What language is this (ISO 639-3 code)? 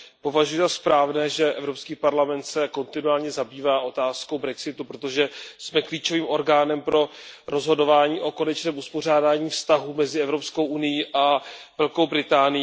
ces